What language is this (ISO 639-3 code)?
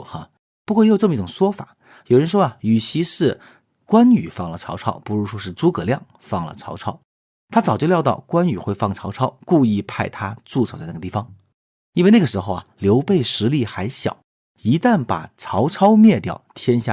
zho